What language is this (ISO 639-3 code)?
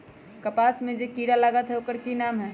mag